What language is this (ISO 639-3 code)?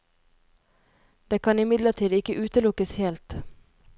nor